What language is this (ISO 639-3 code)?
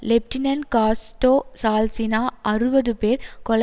tam